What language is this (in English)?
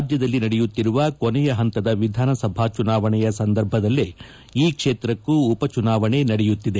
Kannada